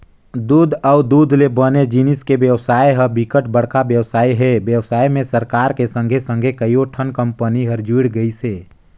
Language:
Chhattisgarhi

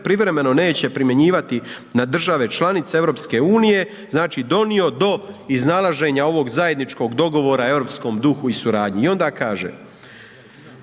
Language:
Croatian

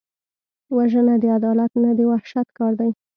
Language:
Pashto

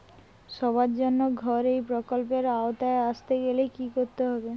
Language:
Bangla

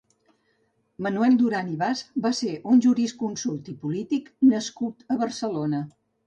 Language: Catalan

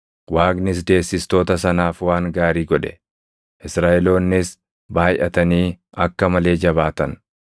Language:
Oromo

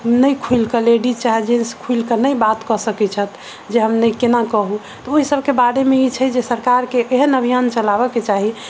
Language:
Maithili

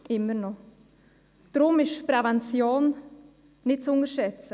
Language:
Swiss German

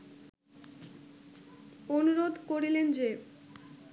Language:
Bangla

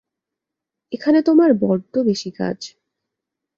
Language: Bangla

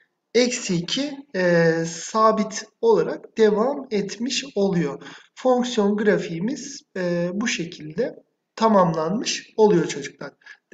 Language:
Turkish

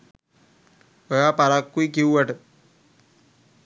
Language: Sinhala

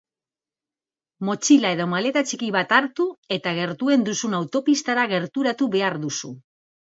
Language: Basque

